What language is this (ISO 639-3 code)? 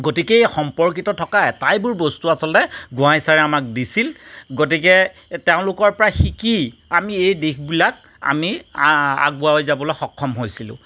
asm